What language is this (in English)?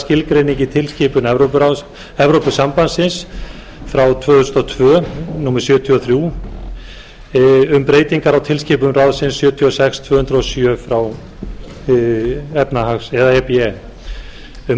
Icelandic